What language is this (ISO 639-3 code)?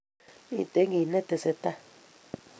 kln